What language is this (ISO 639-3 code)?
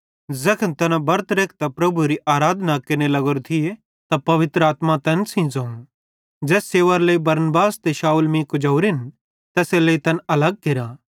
bhd